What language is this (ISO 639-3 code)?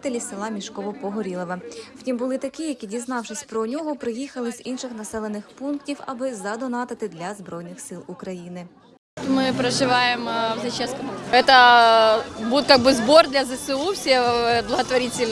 ukr